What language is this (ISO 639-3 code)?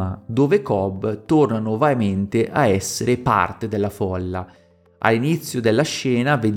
ita